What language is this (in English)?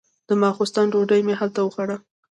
Pashto